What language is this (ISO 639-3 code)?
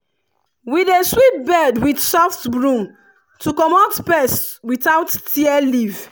pcm